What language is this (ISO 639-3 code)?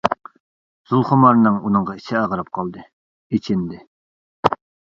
uig